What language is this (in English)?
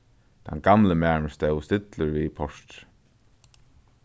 Faroese